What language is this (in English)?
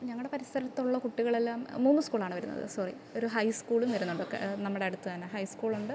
Malayalam